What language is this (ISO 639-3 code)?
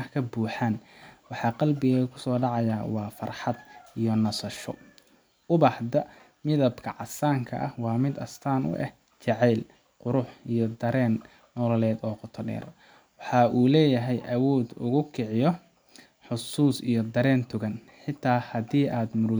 som